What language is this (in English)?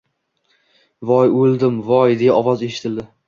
Uzbek